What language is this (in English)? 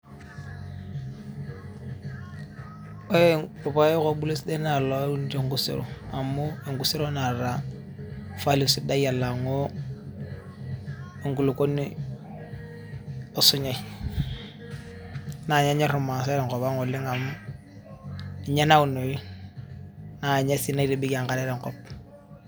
Masai